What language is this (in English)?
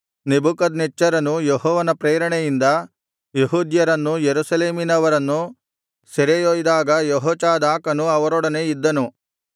Kannada